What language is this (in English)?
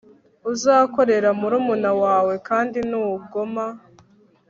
Kinyarwanda